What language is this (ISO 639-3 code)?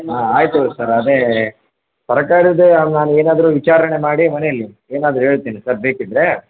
kan